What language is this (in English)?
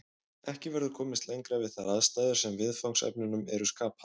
Icelandic